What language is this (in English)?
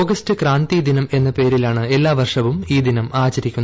Malayalam